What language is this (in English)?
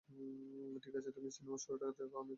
Bangla